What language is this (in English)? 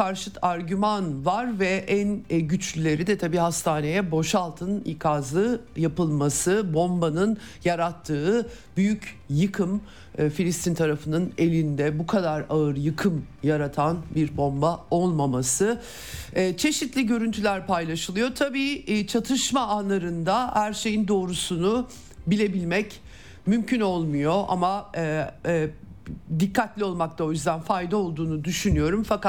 Turkish